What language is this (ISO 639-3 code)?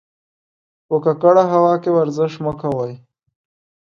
pus